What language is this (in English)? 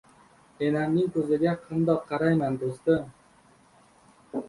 Uzbek